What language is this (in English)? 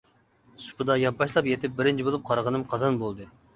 Uyghur